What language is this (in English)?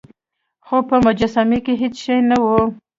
Pashto